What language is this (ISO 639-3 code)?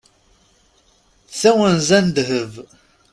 kab